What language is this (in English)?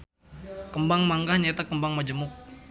Sundanese